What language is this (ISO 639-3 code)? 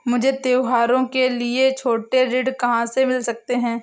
hin